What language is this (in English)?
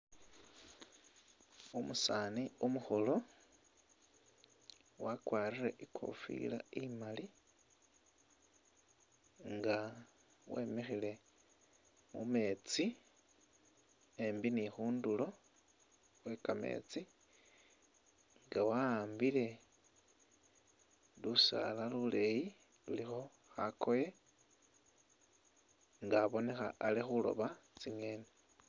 Masaaba